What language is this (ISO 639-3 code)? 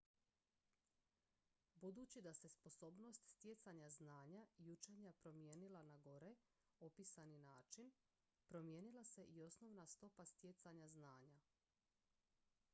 hrv